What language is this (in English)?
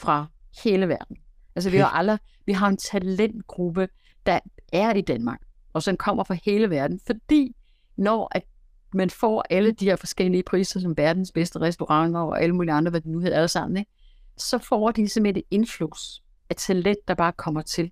Danish